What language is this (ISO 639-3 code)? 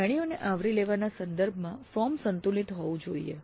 guj